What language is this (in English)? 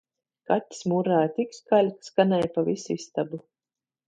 Latvian